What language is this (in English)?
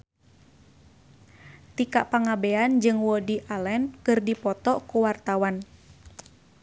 Sundanese